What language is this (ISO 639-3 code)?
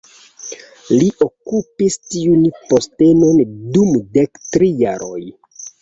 epo